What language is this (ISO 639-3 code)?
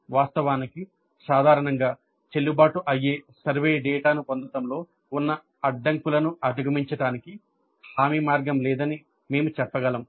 tel